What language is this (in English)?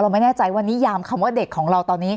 Thai